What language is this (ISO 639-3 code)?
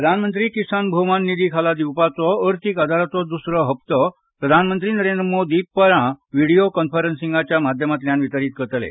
kok